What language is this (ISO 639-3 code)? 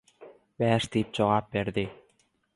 tuk